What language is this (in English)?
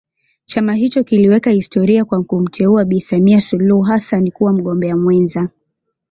Swahili